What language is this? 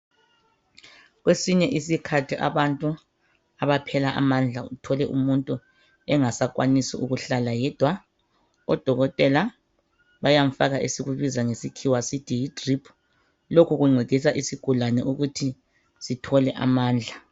North Ndebele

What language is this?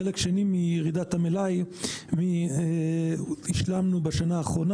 Hebrew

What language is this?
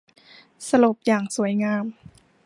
Thai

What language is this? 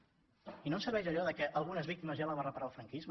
Catalan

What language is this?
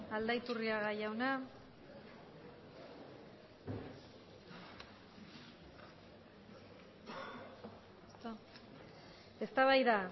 Basque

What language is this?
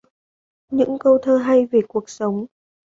Vietnamese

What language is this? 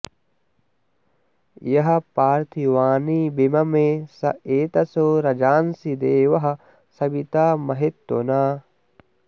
Sanskrit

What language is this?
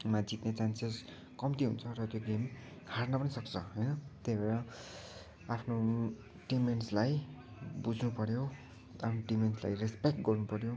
Nepali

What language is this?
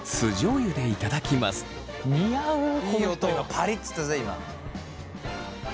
Japanese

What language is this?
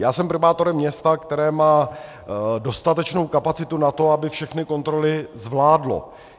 Czech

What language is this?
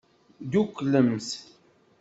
Kabyle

